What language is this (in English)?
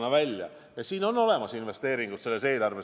Estonian